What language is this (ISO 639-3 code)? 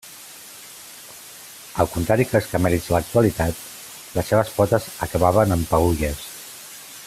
cat